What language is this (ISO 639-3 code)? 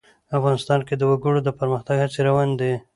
pus